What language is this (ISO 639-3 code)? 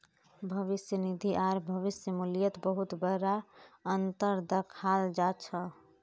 mag